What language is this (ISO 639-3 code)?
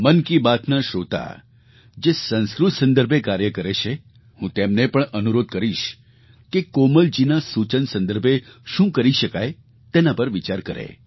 guj